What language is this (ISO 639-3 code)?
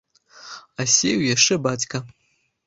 bel